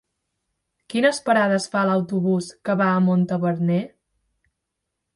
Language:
Catalan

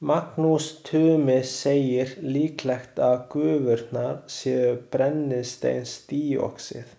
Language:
Icelandic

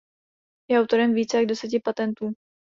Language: Czech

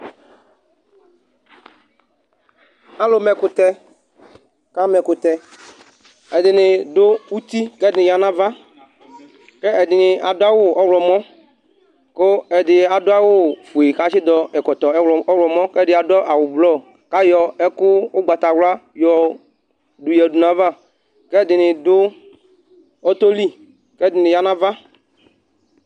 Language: Ikposo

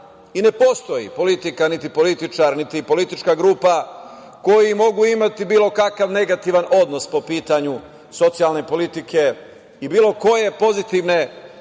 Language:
Serbian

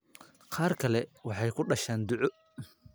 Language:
Somali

